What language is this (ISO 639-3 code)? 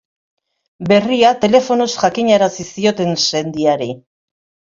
eus